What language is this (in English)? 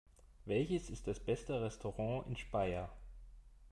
German